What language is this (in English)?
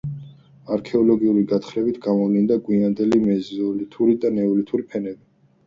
Georgian